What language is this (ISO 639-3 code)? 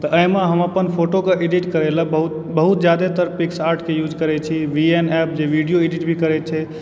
mai